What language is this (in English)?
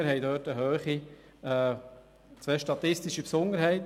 Swiss German